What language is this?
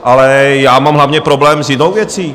Czech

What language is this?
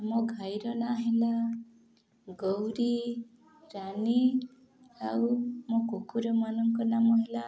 Odia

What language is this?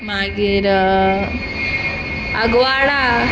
Konkani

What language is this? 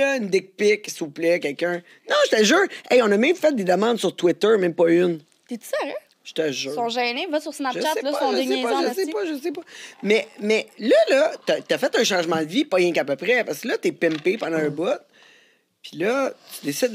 French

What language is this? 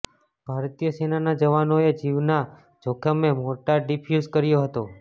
Gujarati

